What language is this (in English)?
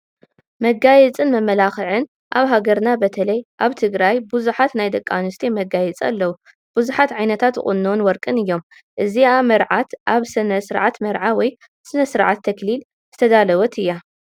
Tigrinya